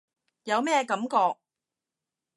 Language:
Cantonese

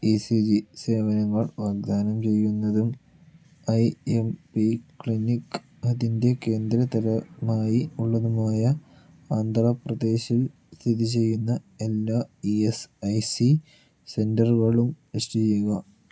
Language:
Malayalam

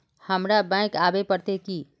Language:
Magahi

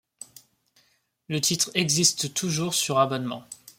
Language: French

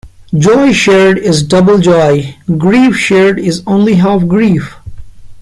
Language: English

